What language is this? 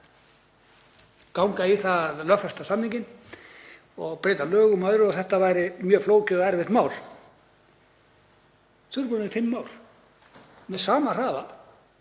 Icelandic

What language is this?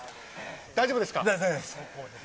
Japanese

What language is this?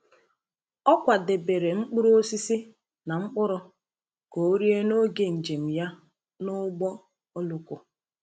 Igbo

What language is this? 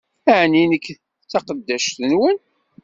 Kabyle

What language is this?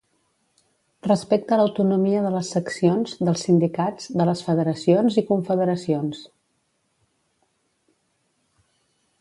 Catalan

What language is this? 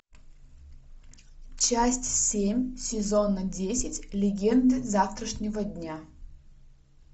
Russian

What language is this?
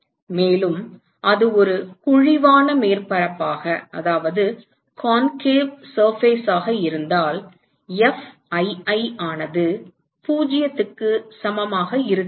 Tamil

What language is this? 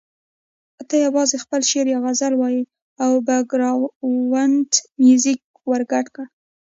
Pashto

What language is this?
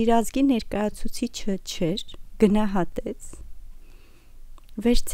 Romanian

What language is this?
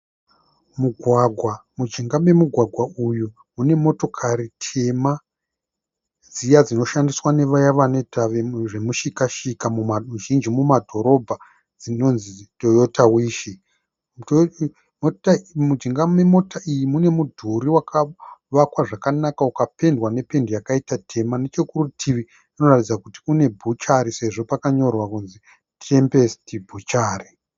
Shona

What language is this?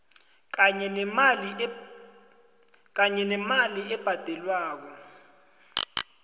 South Ndebele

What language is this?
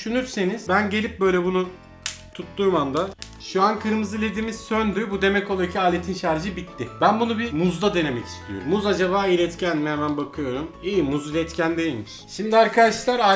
Turkish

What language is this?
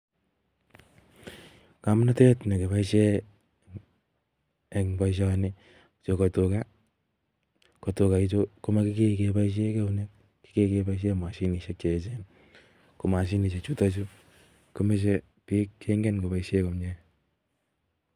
Kalenjin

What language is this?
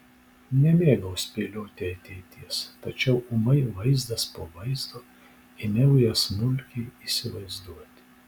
Lithuanian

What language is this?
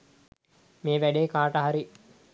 Sinhala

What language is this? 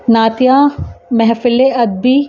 Urdu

